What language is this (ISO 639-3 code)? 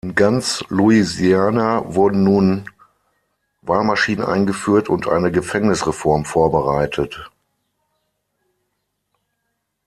deu